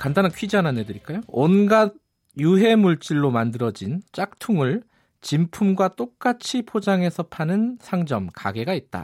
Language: Korean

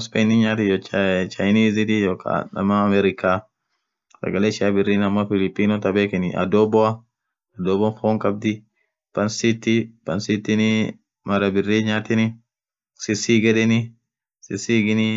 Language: Orma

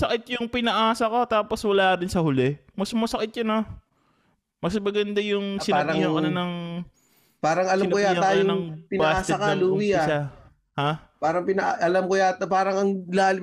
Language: Filipino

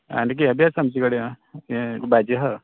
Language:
Konkani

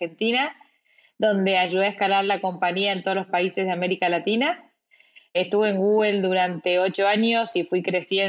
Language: Spanish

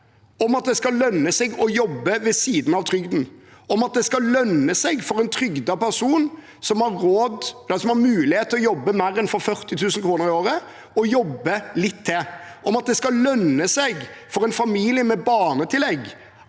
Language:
Norwegian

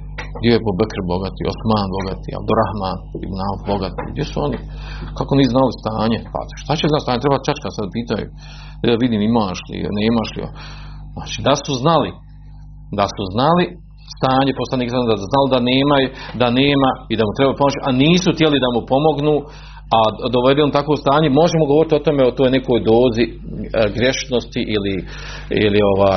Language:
Croatian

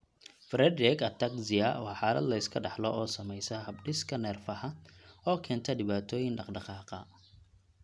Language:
Somali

